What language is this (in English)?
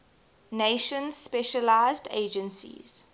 English